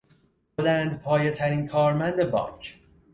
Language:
Persian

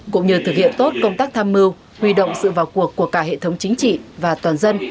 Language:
Vietnamese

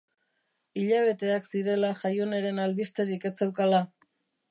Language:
Basque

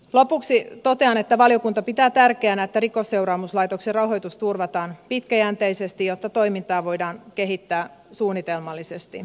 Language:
Finnish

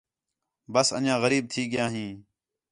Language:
Khetrani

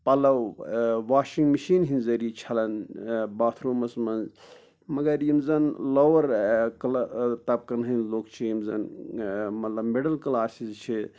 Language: Kashmiri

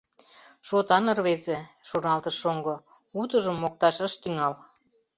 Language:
Mari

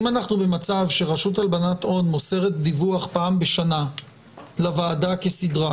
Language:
Hebrew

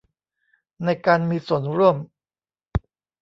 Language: Thai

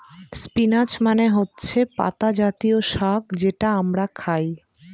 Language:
Bangla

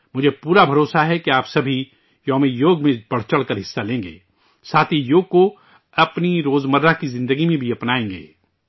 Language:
Urdu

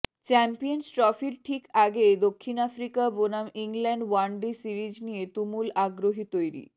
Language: Bangla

